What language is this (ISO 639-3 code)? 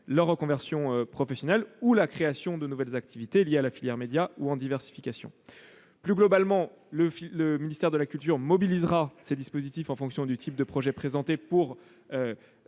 fra